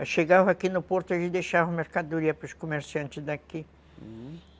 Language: Portuguese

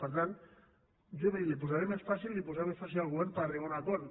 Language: Catalan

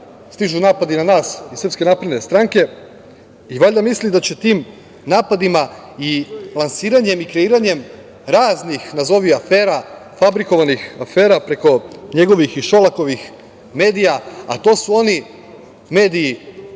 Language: Serbian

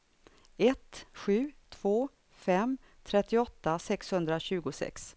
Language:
Swedish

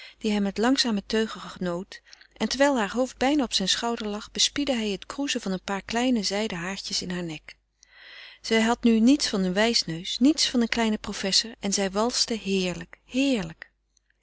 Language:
Dutch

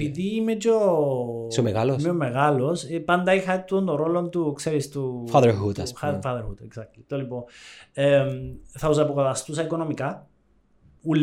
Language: Greek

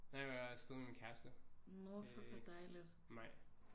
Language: Danish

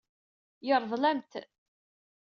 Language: Kabyle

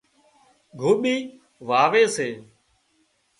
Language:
Wadiyara Koli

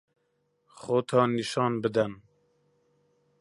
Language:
Central Kurdish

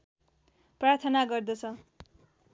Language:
Nepali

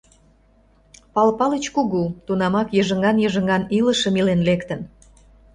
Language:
Mari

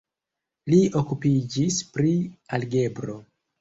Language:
Esperanto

